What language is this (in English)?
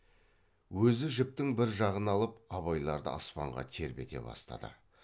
Kazakh